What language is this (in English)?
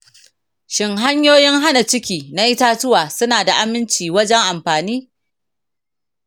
Hausa